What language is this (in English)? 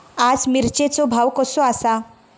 Marathi